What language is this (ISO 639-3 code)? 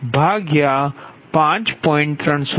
guj